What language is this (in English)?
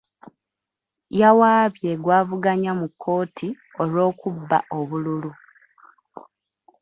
Ganda